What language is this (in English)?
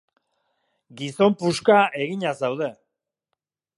Basque